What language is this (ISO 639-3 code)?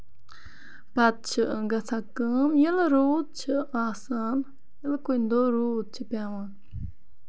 kas